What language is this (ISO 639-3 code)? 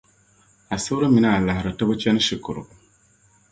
dag